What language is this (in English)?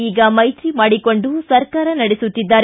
Kannada